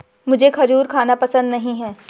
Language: Hindi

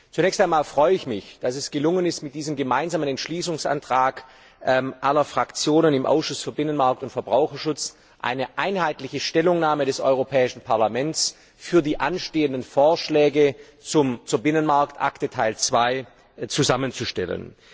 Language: German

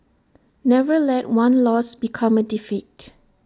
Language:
English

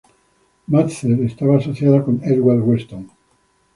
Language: Spanish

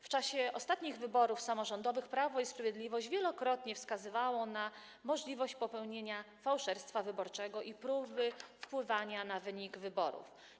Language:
Polish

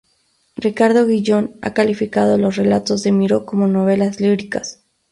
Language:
Spanish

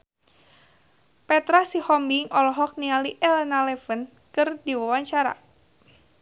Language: Sundanese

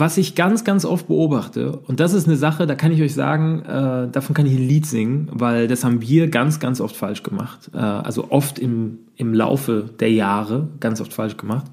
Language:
German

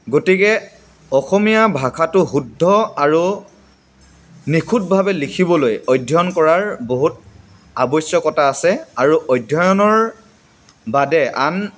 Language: Assamese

